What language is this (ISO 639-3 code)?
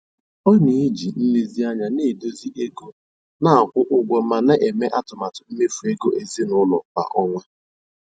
ibo